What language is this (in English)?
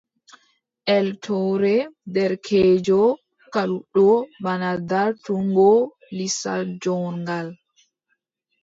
Adamawa Fulfulde